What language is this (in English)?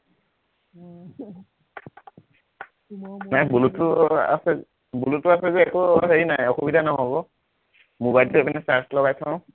Assamese